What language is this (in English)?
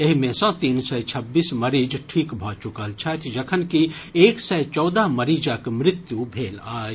Maithili